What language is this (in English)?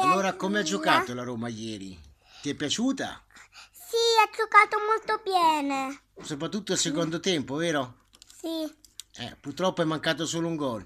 Italian